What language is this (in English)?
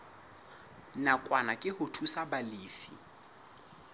Southern Sotho